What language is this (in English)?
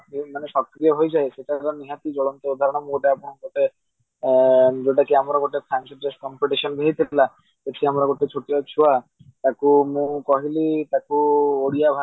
Odia